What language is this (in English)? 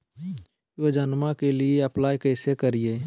Magahi